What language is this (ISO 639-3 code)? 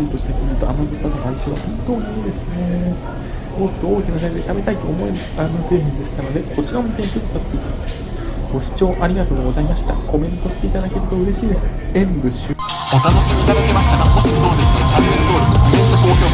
jpn